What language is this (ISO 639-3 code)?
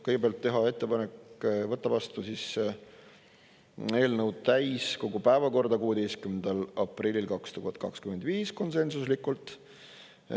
est